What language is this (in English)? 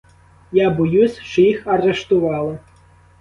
Ukrainian